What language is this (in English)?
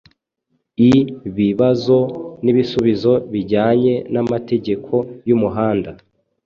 Kinyarwanda